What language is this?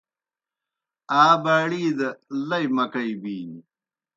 Kohistani Shina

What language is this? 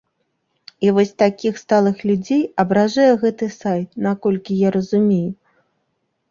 Belarusian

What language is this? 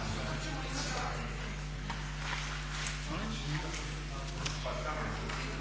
Croatian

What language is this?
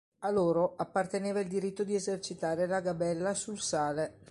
Italian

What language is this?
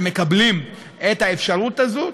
Hebrew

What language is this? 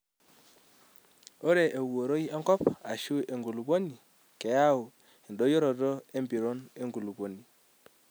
Masai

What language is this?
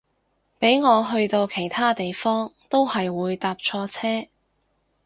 Cantonese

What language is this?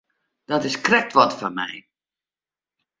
Western Frisian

